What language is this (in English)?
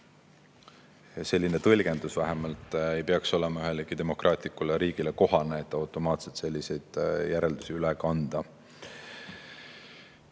Estonian